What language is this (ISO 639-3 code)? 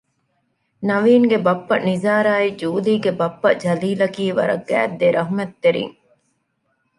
div